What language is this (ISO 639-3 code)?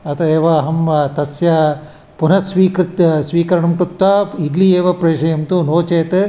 san